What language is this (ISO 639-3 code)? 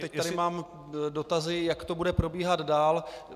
ces